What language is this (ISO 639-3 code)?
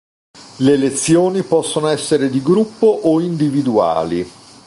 ita